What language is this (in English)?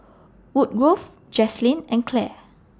English